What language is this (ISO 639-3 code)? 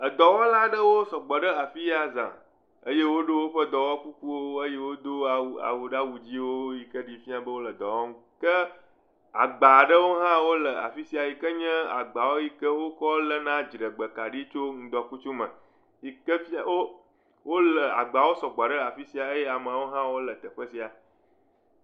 ewe